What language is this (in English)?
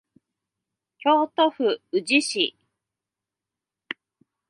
Japanese